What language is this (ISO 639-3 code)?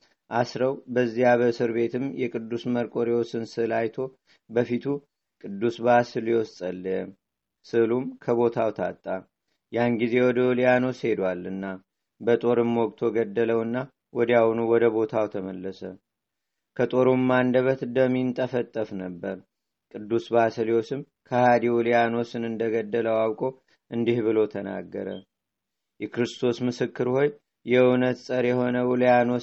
amh